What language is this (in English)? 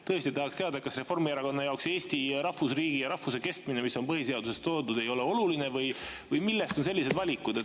Estonian